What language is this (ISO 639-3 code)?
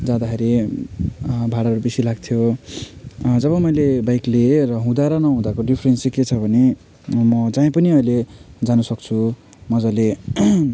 nep